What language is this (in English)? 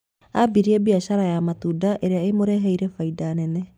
Kikuyu